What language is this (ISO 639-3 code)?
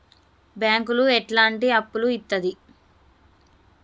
tel